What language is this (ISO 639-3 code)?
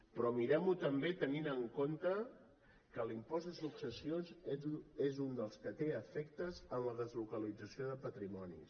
cat